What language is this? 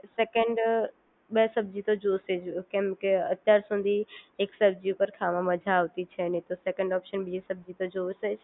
Gujarati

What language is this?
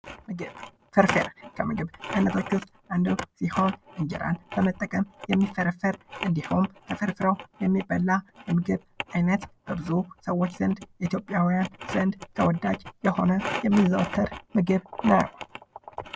Amharic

